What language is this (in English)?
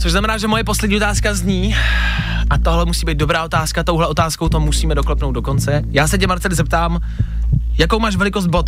Czech